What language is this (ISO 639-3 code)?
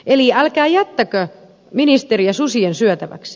fin